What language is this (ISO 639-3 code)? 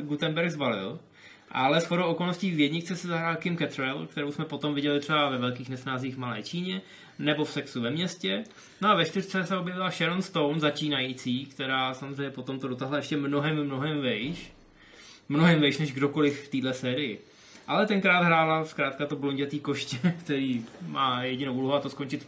ces